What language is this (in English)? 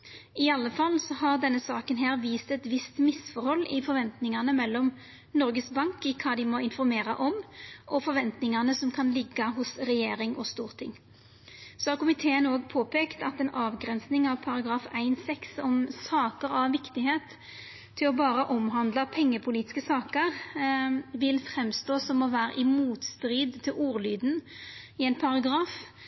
Norwegian Nynorsk